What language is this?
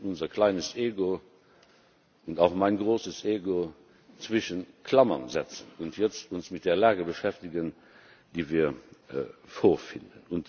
German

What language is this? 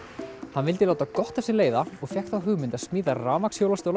Icelandic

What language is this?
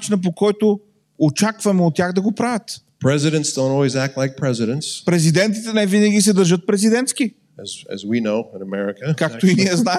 Bulgarian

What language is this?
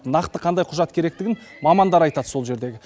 Kazakh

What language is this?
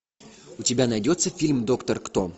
Russian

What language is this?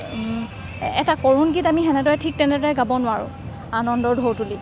Assamese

